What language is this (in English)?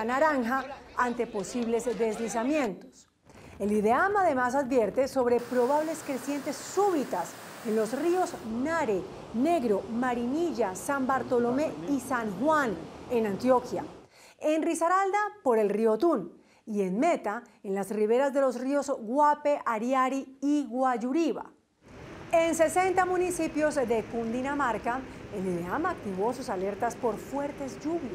Spanish